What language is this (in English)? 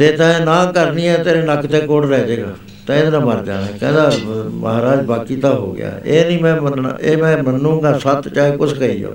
Punjabi